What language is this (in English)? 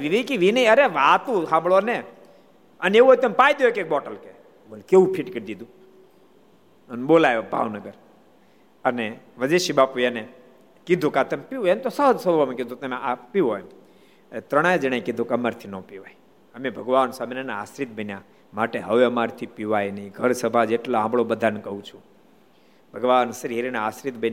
Gujarati